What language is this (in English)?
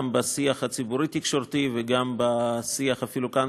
Hebrew